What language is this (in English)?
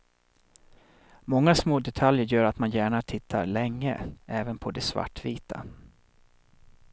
Swedish